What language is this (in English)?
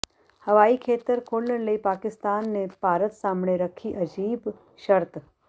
Punjabi